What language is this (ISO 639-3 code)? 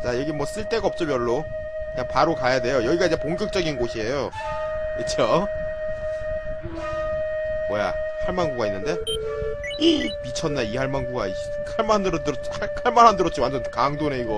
kor